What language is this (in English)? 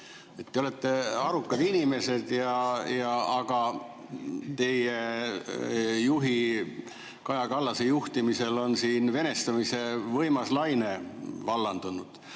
Estonian